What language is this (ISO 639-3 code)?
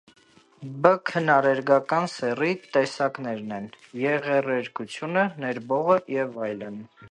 hye